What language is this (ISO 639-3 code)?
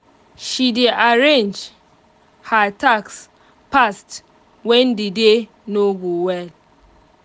pcm